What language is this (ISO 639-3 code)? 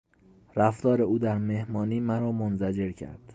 fas